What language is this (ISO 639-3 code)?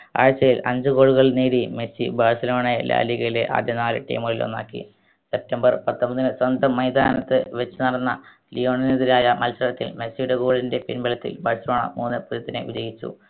mal